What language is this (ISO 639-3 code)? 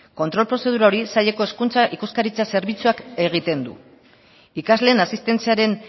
eus